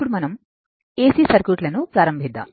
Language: Telugu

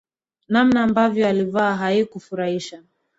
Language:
Swahili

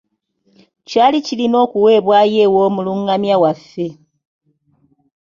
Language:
Ganda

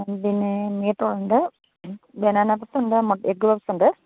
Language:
Malayalam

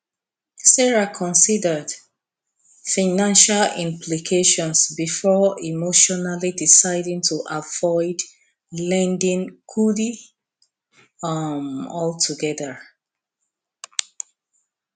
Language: Nigerian Pidgin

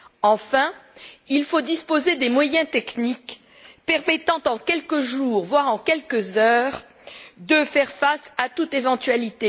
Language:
French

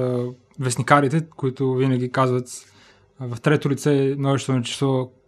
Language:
Bulgarian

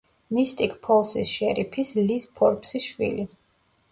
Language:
Georgian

